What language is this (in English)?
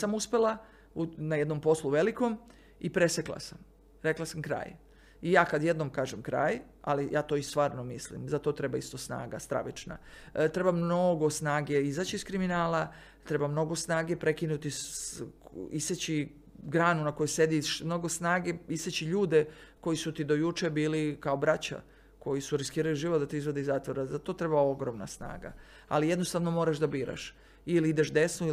Croatian